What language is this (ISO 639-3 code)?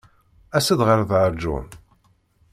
kab